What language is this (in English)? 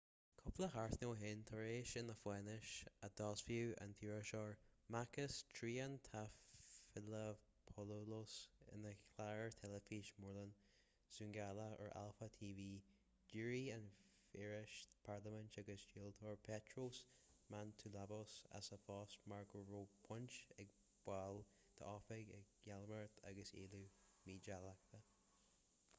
Irish